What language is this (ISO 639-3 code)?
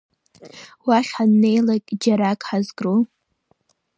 abk